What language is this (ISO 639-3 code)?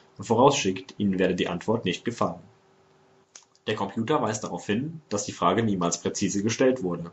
deu